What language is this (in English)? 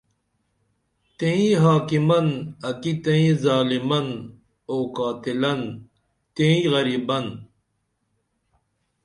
Dameli